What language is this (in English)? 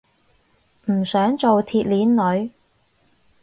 Cantonese